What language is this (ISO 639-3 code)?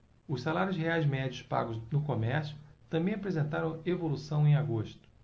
por